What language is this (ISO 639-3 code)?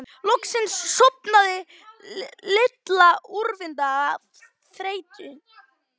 isl